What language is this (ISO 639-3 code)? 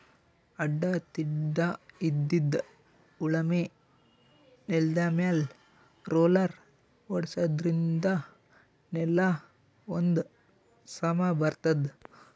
kan